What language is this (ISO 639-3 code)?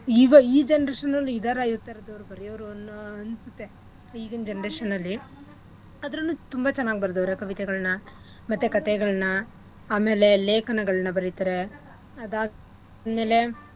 kan